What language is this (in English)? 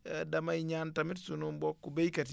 Wolof